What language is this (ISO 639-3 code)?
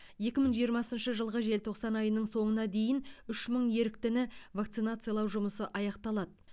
kaz